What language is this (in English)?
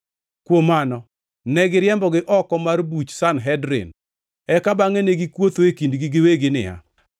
Luo (Kenya and Tanzania)